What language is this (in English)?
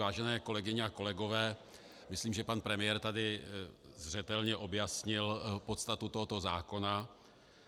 Czech